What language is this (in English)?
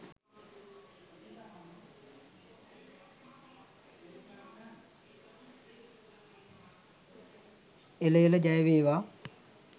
Sinhala